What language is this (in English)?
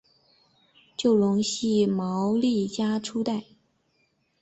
Chinese